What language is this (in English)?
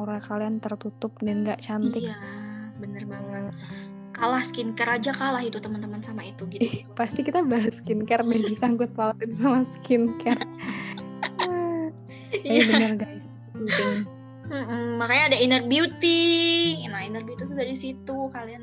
Indonesian